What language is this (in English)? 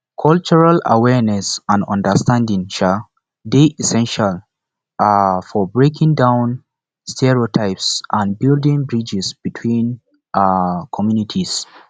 Nigerian Pidgin